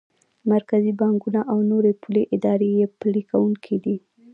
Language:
Pashto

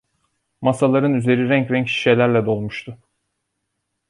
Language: Turkish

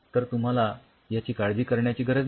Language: Marathi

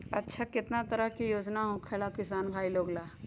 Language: Magahi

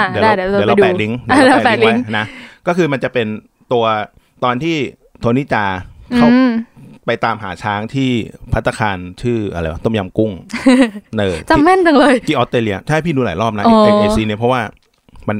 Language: Thai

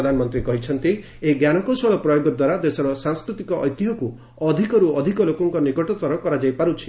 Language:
Odia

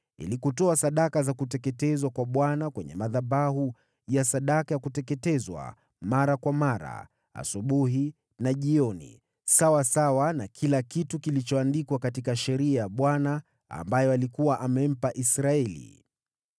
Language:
Swahili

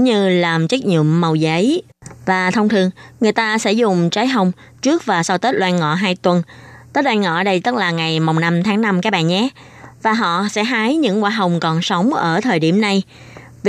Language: Vietnamese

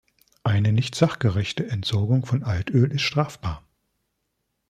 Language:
German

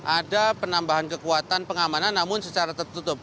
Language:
Indonesian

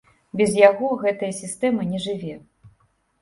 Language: Belarusian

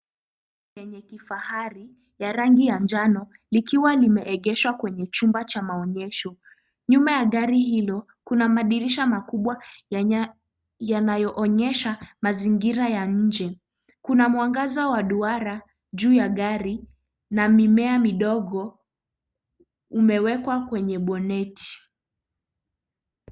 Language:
Swahili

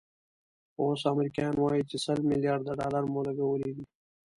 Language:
Pashto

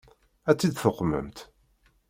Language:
Kabyle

